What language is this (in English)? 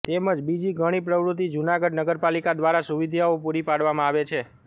Gujarati